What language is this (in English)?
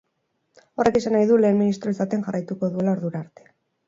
Basque